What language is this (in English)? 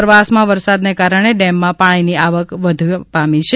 Gujarati